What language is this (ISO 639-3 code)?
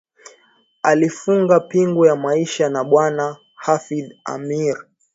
swa